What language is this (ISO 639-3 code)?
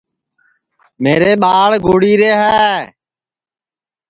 ssi